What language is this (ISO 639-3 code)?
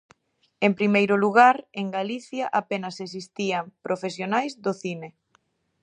glg